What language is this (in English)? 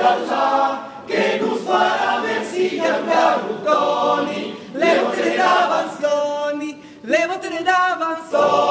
Italian